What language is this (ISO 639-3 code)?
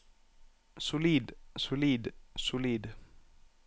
nor